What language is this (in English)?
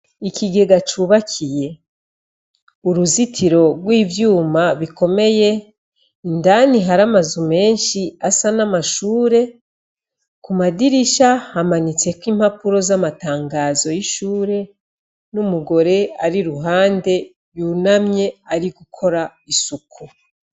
Rundi